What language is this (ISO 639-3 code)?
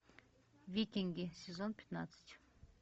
rus